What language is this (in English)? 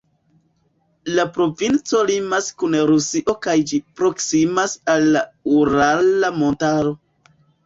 Esperanto